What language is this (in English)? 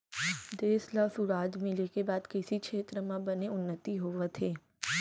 Chhattisgarhi